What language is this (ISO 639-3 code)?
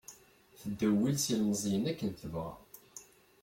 kab